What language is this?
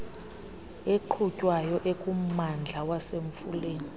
Xhosa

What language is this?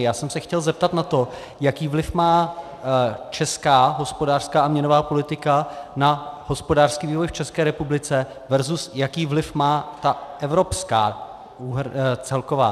Czech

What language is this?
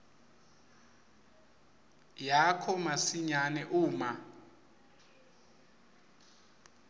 Swati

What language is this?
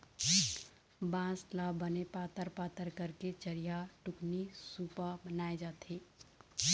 Chhattisgarhi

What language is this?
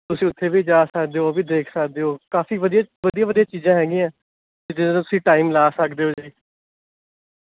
Punjabi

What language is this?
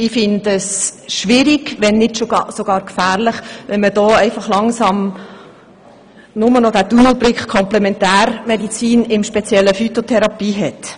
Swiss German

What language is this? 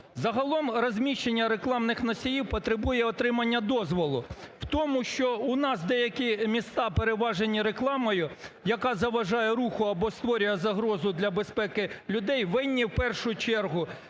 Ukrainian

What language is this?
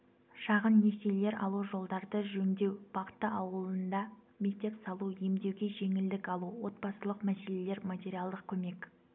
Kazakh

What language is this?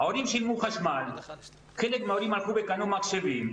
Hebrew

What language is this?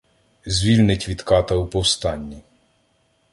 Ukrainian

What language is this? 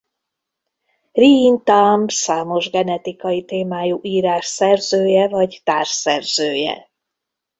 Hungarian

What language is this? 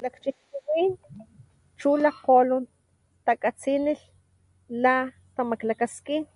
Papantla Totonac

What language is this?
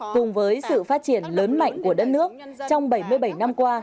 Vietnamese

